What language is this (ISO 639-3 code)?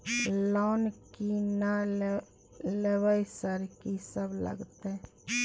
mai